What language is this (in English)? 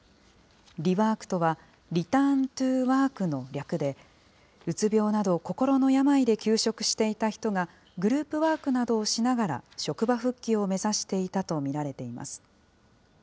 Japanese